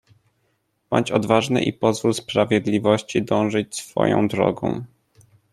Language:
Polish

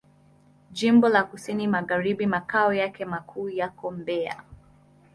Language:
Swahili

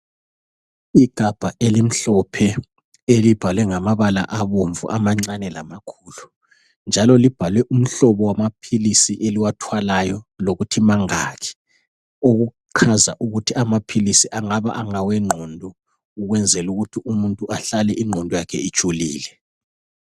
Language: North Ndebele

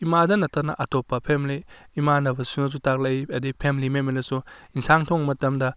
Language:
Manipuri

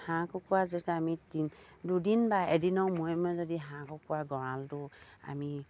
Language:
Assamese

